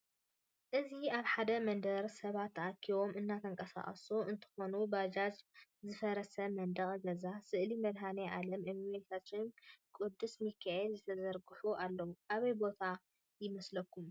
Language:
Tigrinya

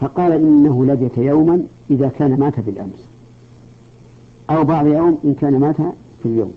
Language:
Arabic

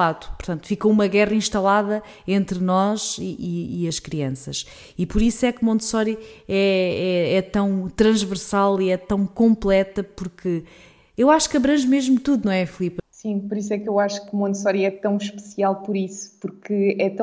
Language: Portuguese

